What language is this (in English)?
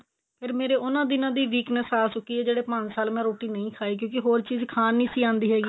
Punjabi